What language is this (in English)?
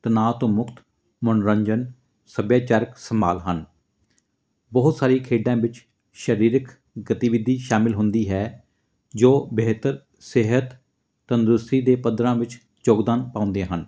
Punjabi